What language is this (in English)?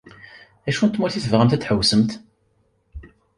Kabyle